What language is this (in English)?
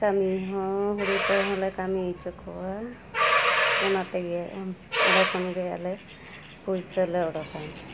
Santali